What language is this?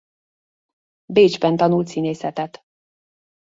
Hungarian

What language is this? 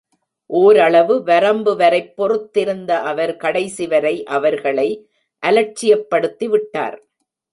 Tamil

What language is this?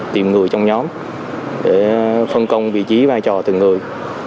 Vietnamese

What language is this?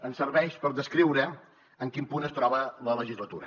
Catalan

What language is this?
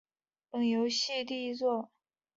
Chinese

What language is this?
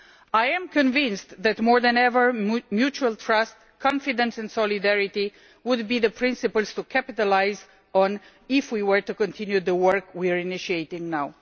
English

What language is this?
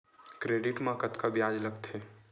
Chhattisgarhi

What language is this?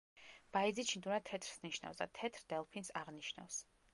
Georgian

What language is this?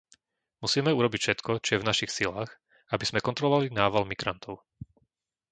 Slovak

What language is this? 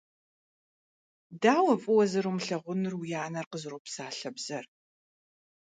Kabardian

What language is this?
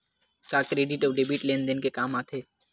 Chhattisgarhi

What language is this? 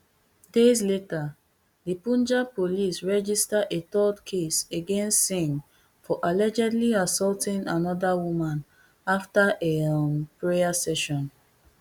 Nigerian Pidgin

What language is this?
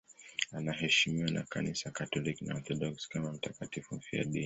Swahili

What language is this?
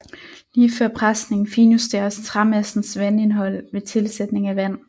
Danish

